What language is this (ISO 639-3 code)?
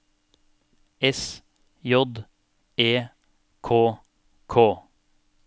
nor